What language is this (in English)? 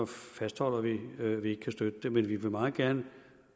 Danish